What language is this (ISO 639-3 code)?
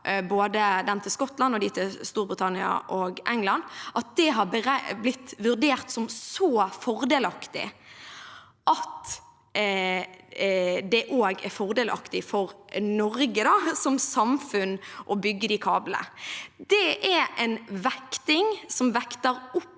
nor